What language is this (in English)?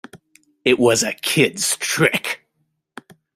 English